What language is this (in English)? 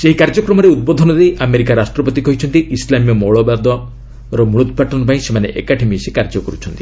Odia